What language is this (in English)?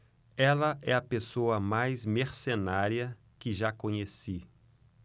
Portuguese